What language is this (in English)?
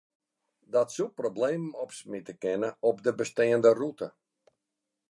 Western Frisian